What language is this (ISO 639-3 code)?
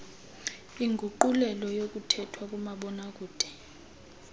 xho